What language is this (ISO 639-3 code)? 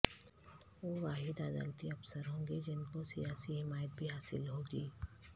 urd